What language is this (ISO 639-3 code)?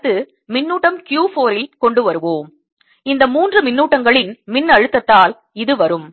tam